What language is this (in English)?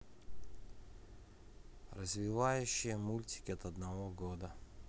Russian